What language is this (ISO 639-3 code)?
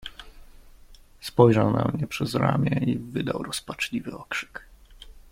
pol